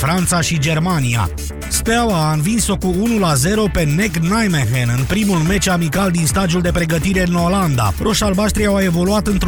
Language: Romanian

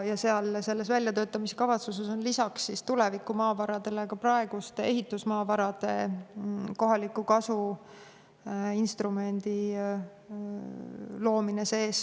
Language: Estonian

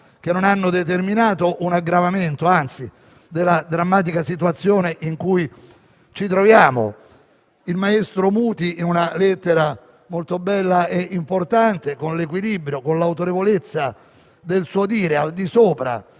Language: Italian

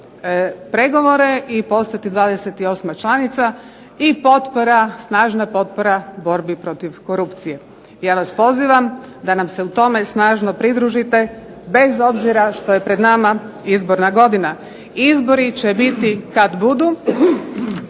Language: Croatian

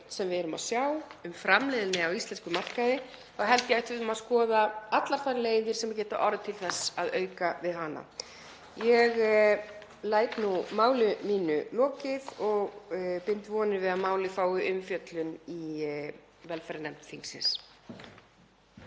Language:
Icelandic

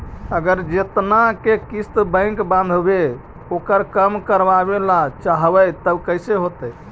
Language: Magahi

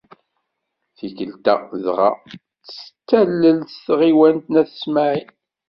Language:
Kabyle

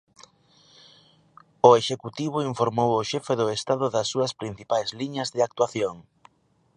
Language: Galician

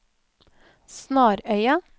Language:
Norwegian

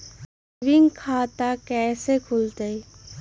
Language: Magahi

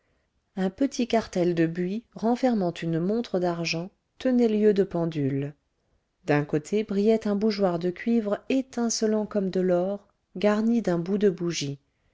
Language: French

